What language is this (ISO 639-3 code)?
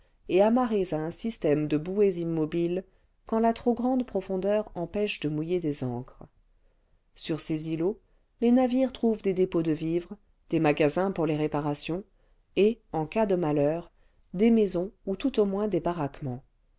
fra